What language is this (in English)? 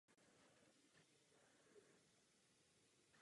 Czech